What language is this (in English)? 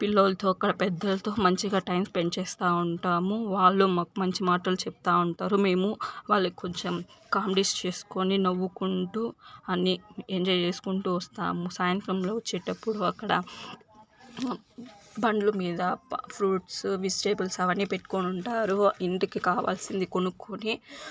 Telugu